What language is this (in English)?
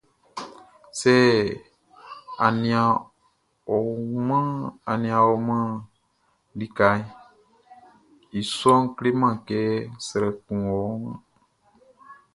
Baoulé